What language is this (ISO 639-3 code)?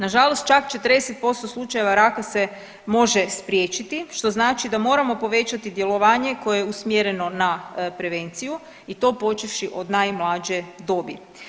hrv